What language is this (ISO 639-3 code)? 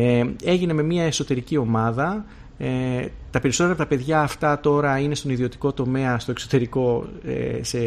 ell